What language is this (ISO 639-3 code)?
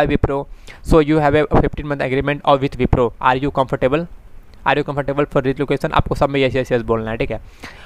hin